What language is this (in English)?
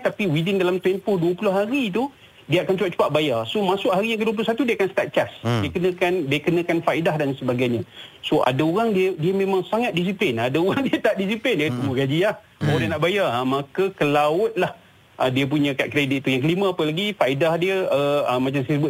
Malay